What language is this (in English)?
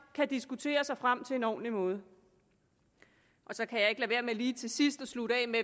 Danish